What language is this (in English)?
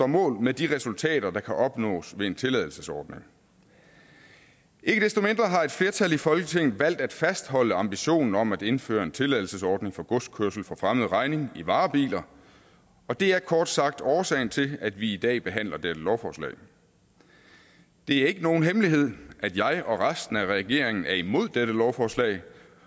Danish